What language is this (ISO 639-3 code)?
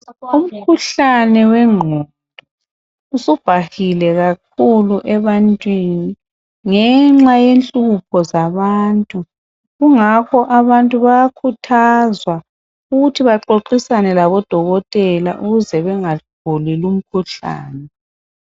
nde